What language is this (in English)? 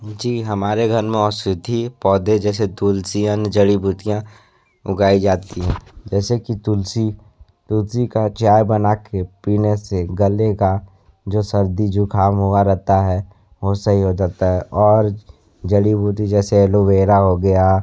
Hindi